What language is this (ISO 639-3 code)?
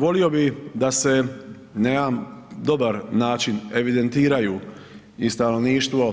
hrv